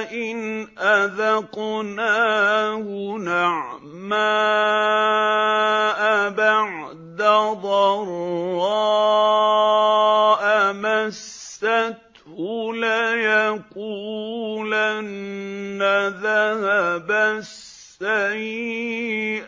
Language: Arabic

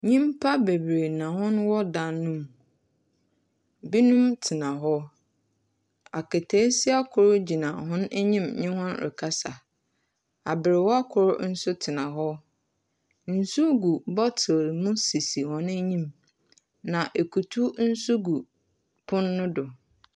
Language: Akan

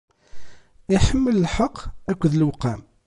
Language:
Kabyle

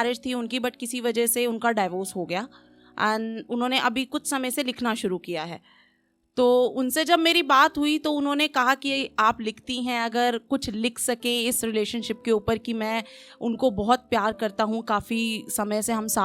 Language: Hindi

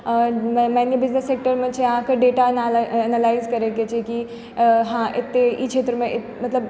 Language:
Maithili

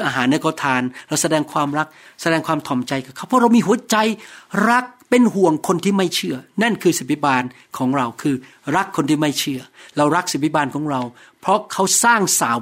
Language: Thai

